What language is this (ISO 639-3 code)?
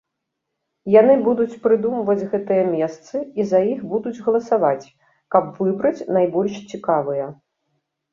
bel